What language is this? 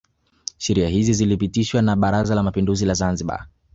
Swahili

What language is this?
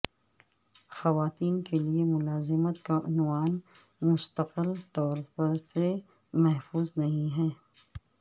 Urdu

